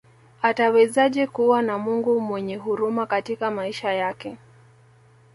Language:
Swahili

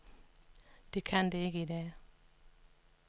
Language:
Danish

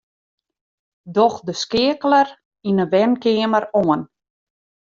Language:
Western Frisian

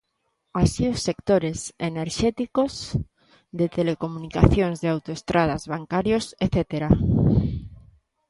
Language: Galician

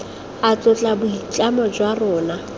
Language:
Tswana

